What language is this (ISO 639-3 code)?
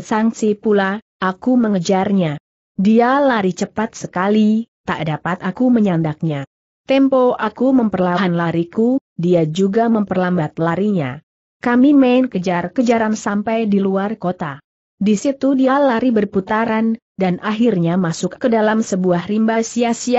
ind